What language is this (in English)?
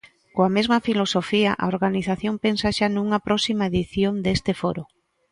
Galician